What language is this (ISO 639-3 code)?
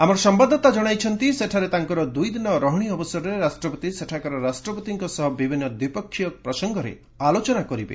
ori